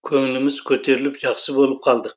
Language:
Kazakh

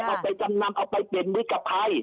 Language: Thai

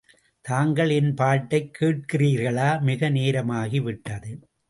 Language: Tamil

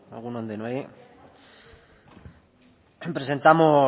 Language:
Basque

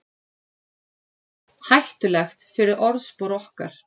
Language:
Icelandic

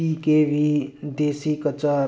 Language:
Manipuri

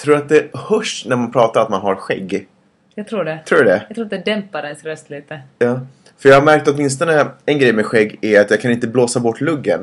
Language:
Swedish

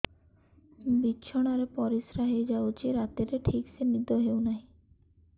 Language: Odia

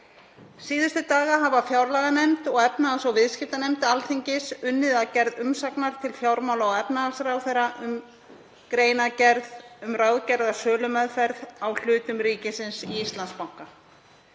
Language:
Icelandic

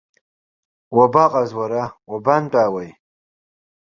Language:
Abkhazian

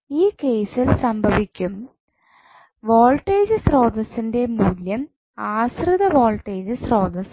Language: Malayalam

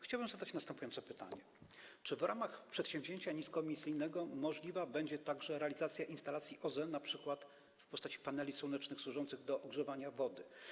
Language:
Polish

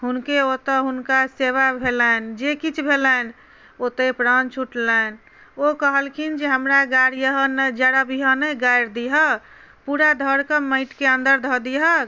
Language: Maithili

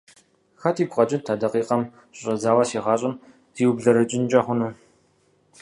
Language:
Kabardian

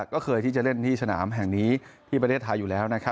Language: Thai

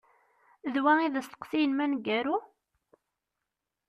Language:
Kabyle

